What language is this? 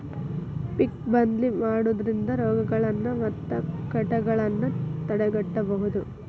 Kannada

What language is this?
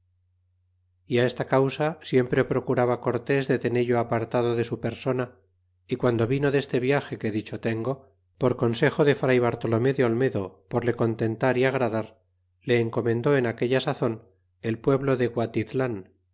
Spanish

